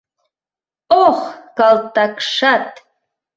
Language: Mari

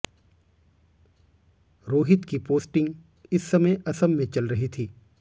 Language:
Hindi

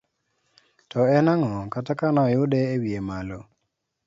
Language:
Luo (Kenya and Tanzania)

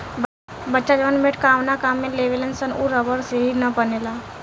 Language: Bhojpuri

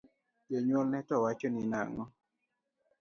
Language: Luo (Kenya and Tanzania)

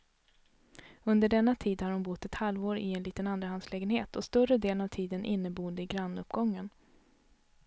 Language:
Swedish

